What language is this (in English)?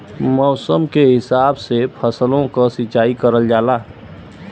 Bhojpuri